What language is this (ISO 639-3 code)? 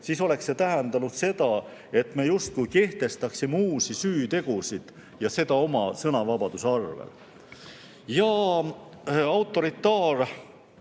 est